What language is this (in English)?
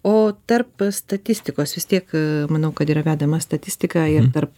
Lithuanian